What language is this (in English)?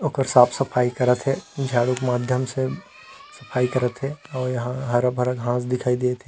Chhattisgarhi